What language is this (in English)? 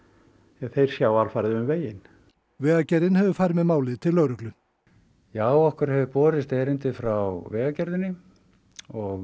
Icelandic